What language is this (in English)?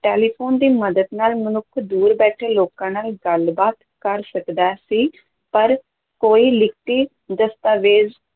Punjabi